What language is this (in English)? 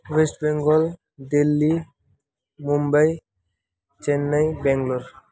Nepali